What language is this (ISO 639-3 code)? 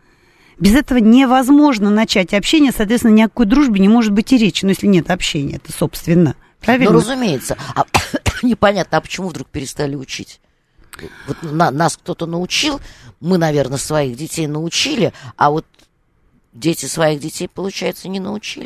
rus